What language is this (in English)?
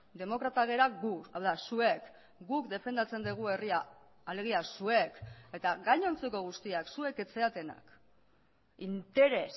Basque